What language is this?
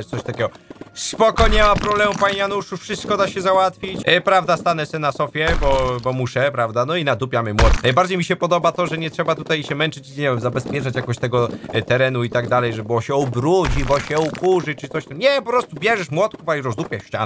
Polish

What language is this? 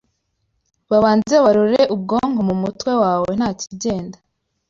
Kinyarwanda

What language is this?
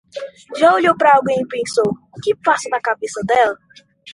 Portuguese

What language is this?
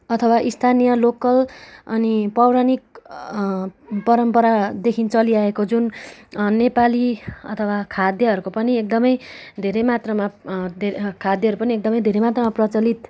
Nepali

